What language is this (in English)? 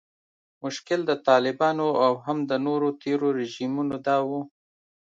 Pashto